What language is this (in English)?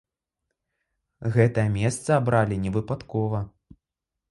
Belarusian